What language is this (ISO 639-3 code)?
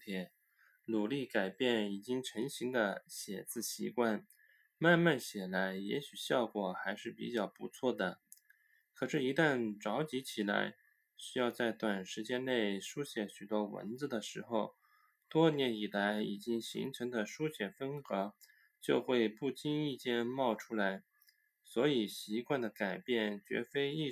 zho